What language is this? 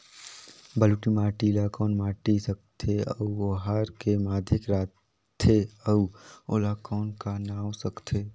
Chhattisgarhi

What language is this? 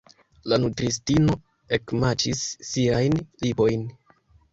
Esperanto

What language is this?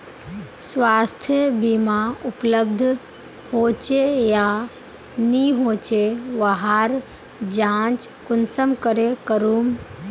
Magahi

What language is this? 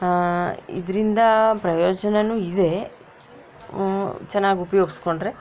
Kannada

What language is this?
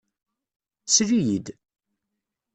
Kabyle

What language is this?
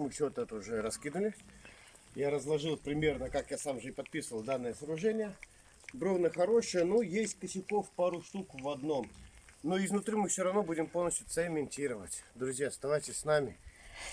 Russian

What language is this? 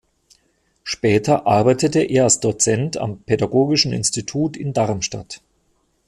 German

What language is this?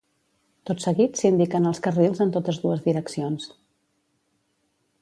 Catalan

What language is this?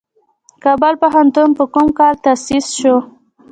Pashto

